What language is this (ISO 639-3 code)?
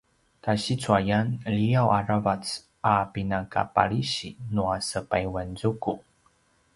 pwn